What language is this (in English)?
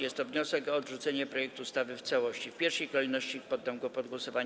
Polish